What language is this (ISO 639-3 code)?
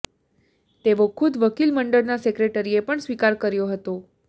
guj